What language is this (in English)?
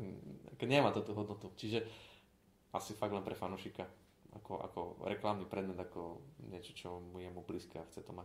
Slovak